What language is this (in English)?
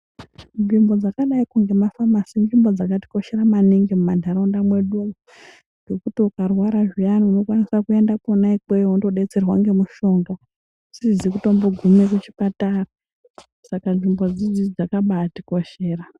Ndau